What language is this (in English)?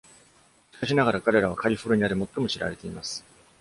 Japanese